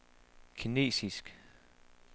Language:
Danish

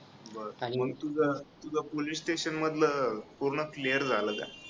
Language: Marathi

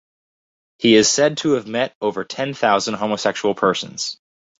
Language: English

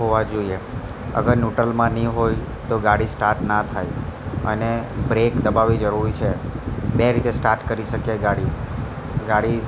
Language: Gujarati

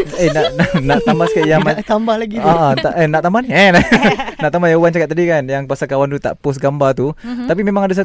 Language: Malay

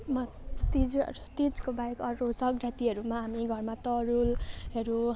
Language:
Nepali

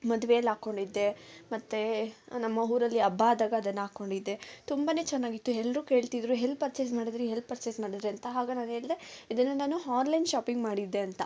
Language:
Kannada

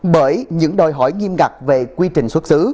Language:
Vietnamese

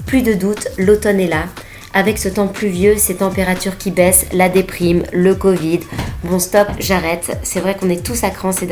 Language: French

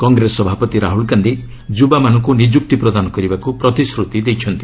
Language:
Odia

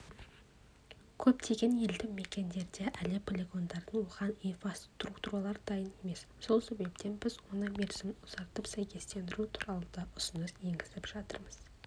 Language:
Kazakh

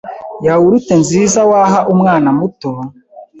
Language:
Kinyarwanda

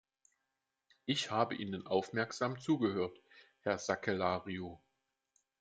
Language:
German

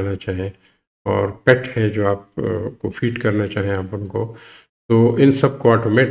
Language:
Urdu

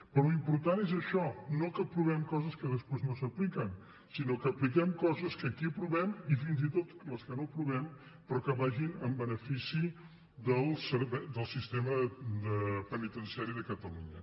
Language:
Catalan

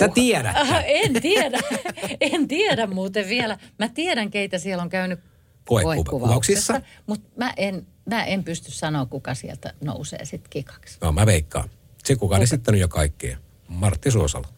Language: Finnish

